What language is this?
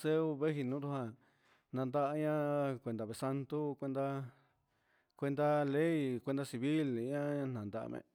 Huitepec Mixtec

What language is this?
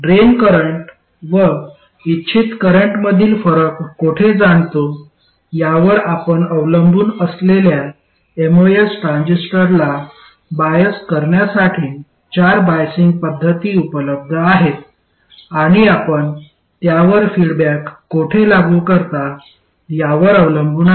Marathi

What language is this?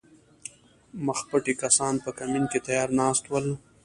Pashto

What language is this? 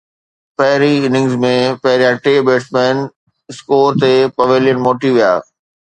Sindhi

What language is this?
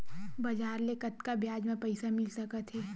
Chhattisgarhi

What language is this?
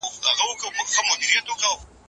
Pashto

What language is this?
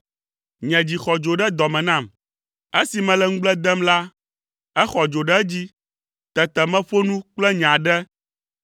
Ewe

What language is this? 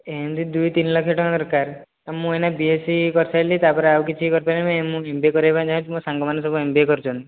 Odia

